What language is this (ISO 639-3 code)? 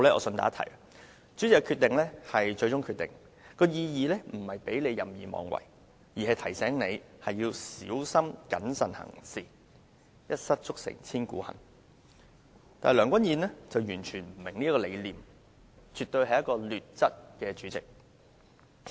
yue